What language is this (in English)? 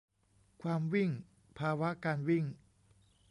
Thai